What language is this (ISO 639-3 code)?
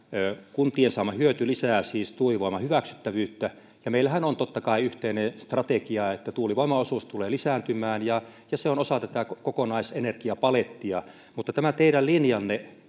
fin